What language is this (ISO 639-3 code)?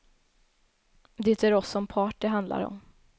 swe